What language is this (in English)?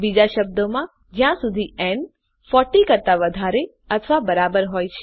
Gujarati